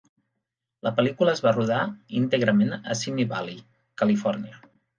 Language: Catalan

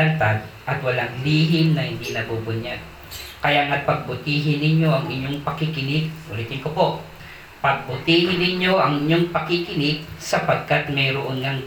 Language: Filipino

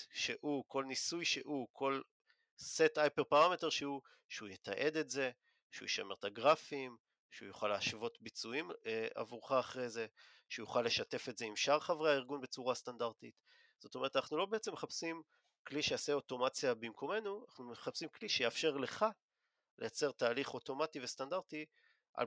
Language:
Hebrew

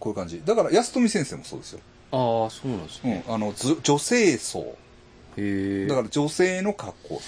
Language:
Japanese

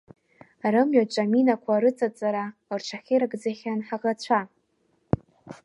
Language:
Abkhazian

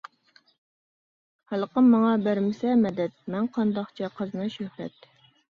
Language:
Uyghur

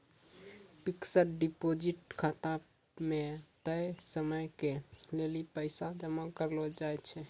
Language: Maithili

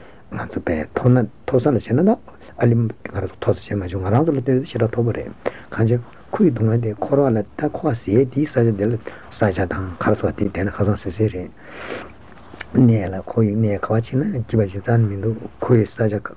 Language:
Italian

